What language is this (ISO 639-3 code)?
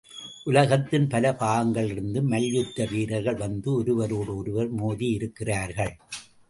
tam